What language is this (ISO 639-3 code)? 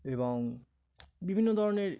ben